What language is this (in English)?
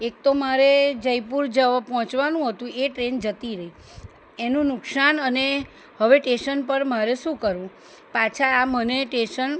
Gujarati